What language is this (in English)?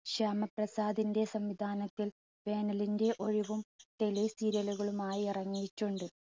Malayalam